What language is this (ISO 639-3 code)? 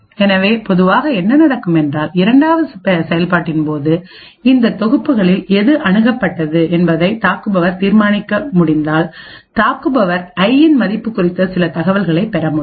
tam